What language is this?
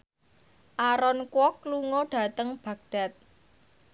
Javanese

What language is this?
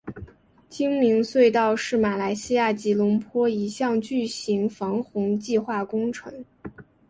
Chinese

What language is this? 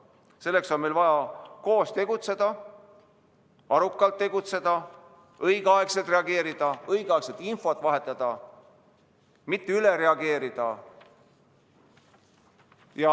Estonian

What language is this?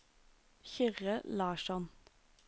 Norwegian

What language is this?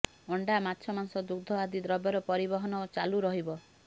Odia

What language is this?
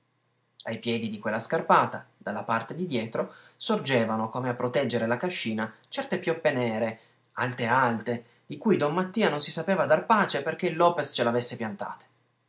Italian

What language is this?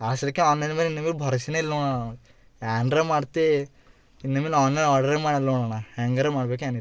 Kannada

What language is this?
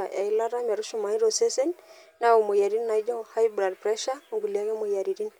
Masai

